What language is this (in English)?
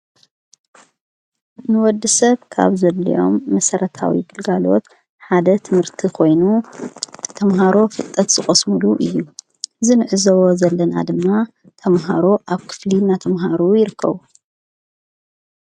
Tigrinya